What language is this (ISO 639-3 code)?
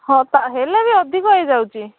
ori